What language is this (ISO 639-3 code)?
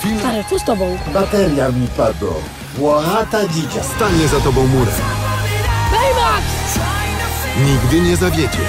pol